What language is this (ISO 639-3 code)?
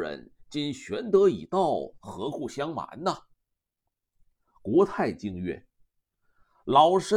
zho